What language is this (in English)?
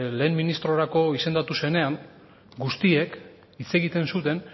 Basque